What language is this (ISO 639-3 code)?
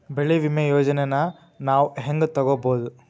kan